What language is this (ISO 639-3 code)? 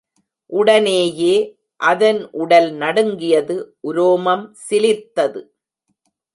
tam